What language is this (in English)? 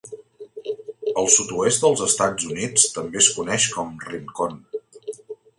Catalan